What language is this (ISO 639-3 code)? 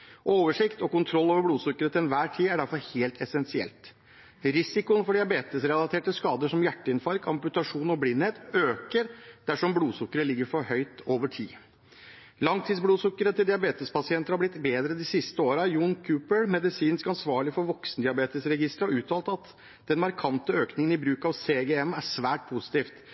nob